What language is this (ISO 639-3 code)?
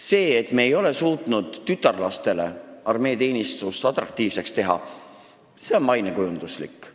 est